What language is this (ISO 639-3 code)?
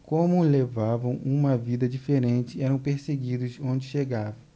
por